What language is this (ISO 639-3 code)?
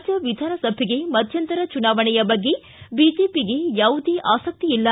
kan